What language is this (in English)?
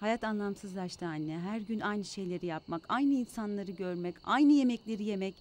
Turkish